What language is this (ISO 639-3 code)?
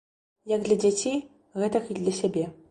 bel